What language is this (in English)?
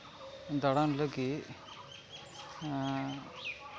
Santali